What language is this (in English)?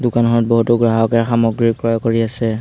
Assamese